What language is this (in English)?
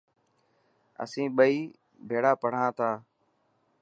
Dhatki